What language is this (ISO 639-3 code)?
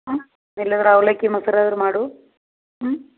kan